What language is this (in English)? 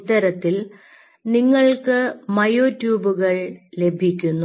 Malayalam